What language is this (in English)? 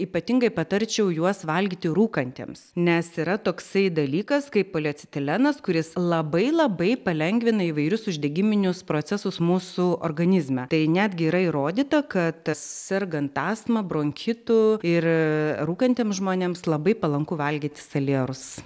Lithuanian